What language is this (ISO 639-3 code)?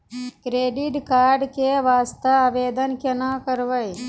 mai